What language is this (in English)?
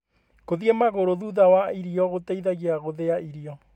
Kikuyu